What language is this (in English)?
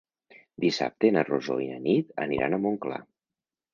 Catalan